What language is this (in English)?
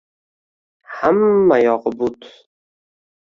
Uzbek